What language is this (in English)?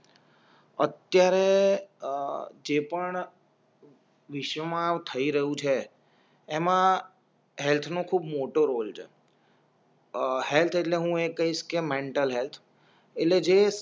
Gujarati